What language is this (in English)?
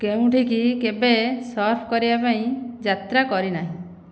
Odia